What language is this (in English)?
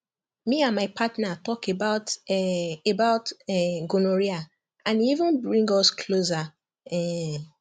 Nigerian Pidgin